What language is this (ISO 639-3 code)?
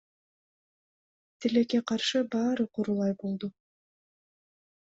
kir